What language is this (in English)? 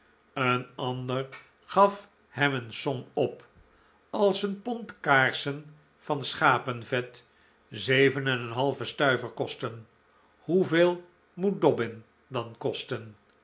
Dutch